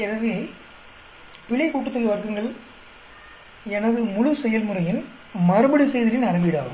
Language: Tamil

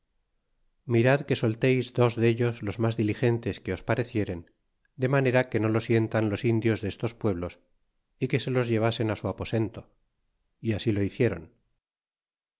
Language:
Spanish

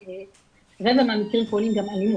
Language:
Hebrew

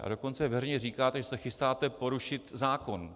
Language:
Czech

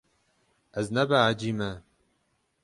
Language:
Kurdish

